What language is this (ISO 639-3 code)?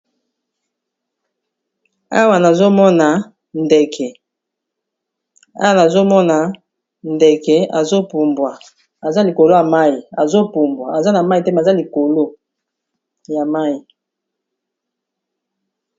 lin